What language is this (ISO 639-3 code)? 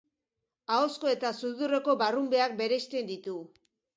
eus